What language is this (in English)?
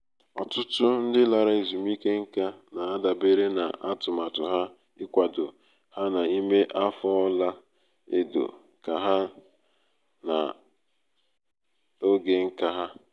Igbo